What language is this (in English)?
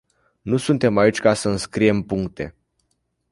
Romanian